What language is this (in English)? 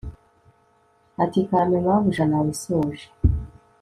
Kinyarwanda